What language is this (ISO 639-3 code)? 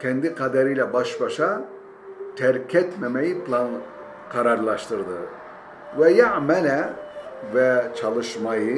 tur